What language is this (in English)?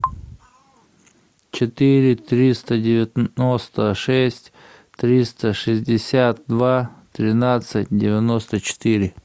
Russian